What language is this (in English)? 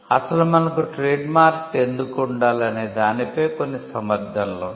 Telugu